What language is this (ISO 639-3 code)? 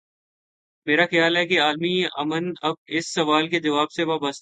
urd